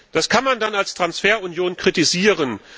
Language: German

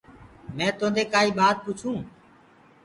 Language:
Gurgula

